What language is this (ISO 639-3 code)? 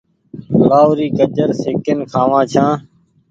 gig